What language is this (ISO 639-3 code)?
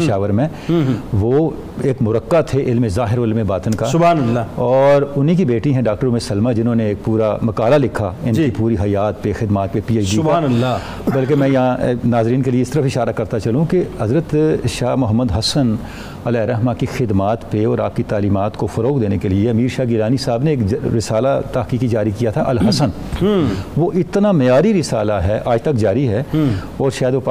urd